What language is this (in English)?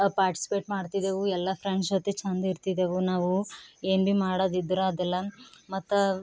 Kannada